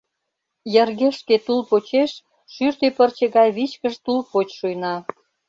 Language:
Mari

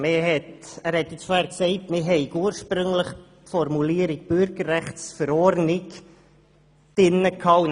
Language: Swiss German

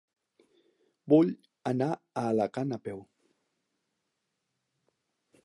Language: Catalan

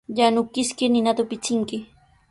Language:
Sihuas Ancash Quechua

